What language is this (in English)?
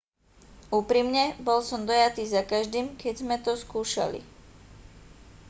Slovak